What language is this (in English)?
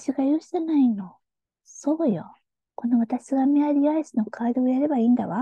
Japanese